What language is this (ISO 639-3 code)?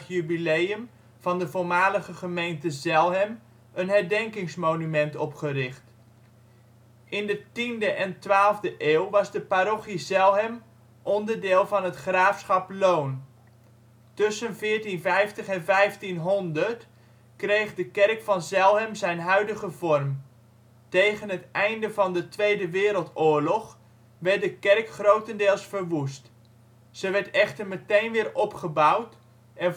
nld